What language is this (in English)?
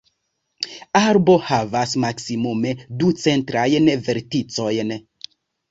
Esperanto